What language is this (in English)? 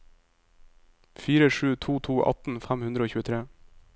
Norwegian